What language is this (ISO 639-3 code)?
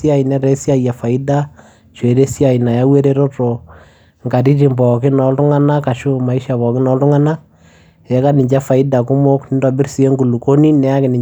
mas